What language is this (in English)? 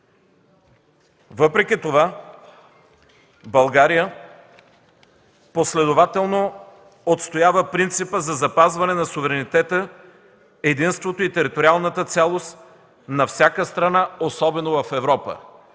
Bulgarian